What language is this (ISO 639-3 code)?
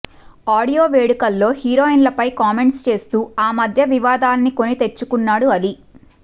tel